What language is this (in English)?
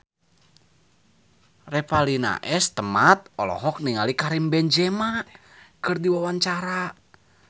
Sundanese